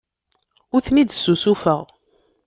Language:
Kabyle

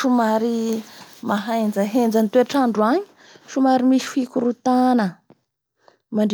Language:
Bara Malagasy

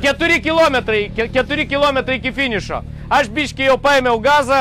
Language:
Lithuanian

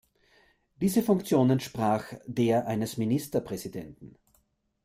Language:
German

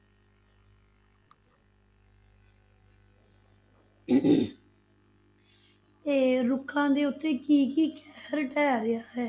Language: Punjabi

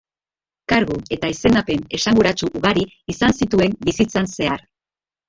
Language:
Basque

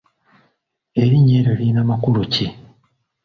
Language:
Ganda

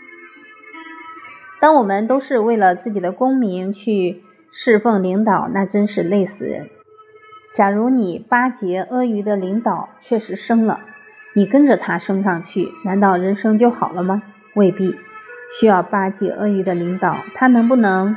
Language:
Chinese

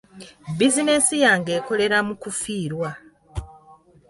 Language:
Ganda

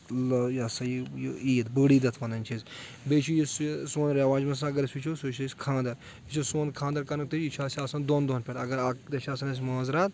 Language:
Kashmiri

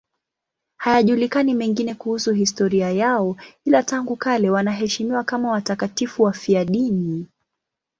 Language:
Swahili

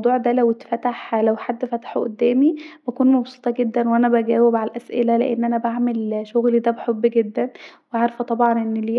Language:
Egyptian Arabic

